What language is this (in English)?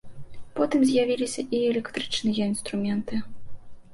Belarusian